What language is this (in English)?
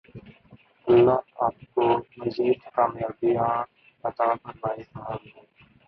Urdu